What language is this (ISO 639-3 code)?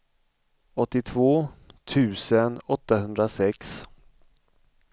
swe